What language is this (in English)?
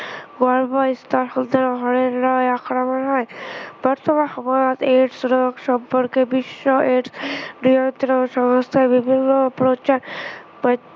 Assamese